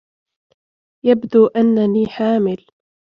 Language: Arabic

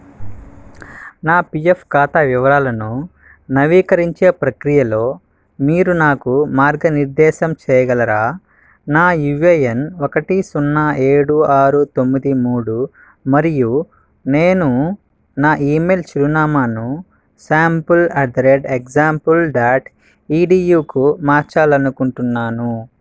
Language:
Telugu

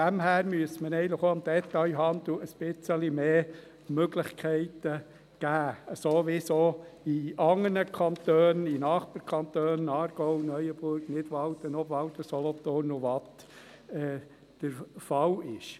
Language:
Swiss German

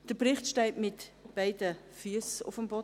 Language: Swiss German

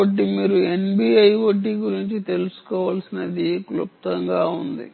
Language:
Telugu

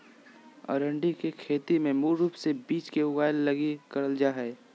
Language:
Magahi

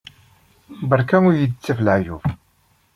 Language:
Kabyle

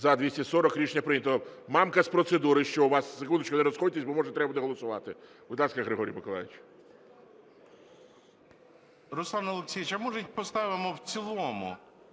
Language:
Ukrainian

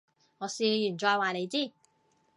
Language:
Cantonese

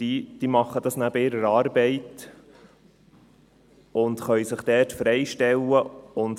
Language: Swiss German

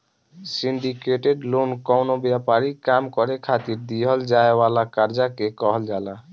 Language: Bhojpuri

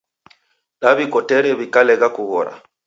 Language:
Taita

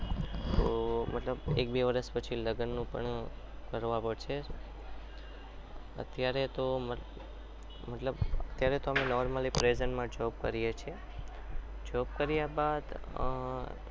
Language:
Gujarati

